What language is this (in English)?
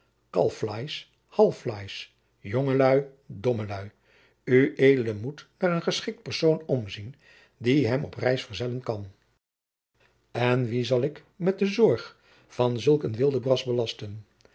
Dutch